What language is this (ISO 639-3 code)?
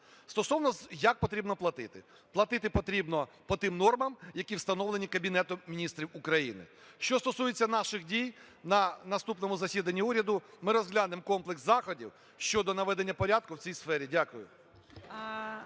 ukr